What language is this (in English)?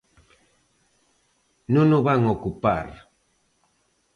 Galician